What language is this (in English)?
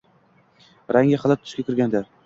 Uzbek